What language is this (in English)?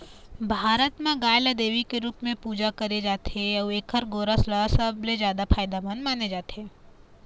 Chhattisgarhi